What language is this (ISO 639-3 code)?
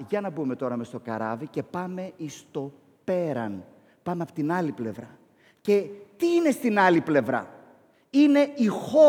ell